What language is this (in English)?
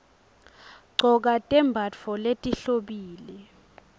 Swati